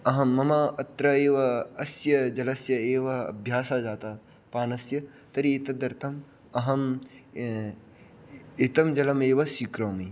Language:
Sanskrit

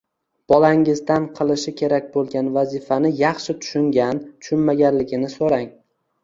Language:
Uzbek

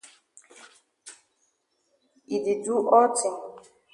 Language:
Cameroon Pidgin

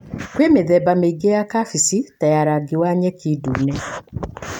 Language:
Kikuyu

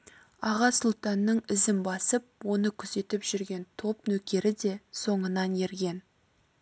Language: Kazakh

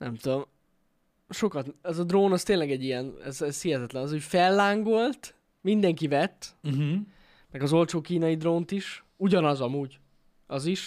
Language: Hungarian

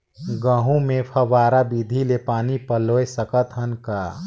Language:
Chhattisgarhi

